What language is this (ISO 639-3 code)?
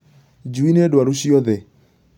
kik